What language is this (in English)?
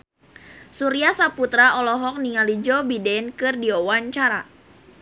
Sundanese